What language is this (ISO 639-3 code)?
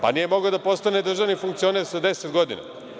srp